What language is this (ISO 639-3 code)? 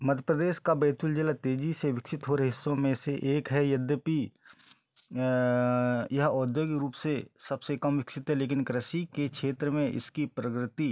hin